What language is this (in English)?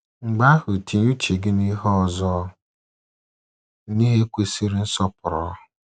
Igbo